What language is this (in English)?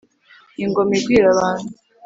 Kinyarwanda